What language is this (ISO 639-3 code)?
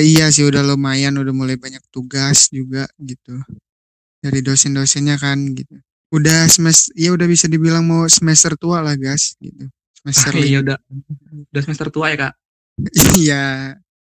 ind